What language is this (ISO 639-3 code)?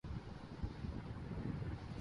urd